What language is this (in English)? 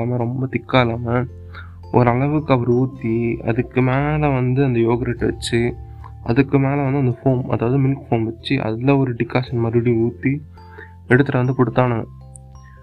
Tamil